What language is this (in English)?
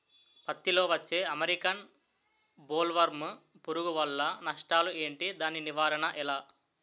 Telugu